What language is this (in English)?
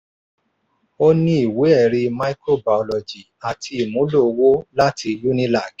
Yoruba